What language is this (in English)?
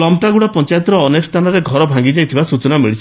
Odia